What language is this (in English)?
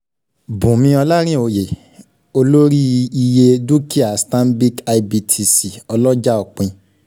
Yoruba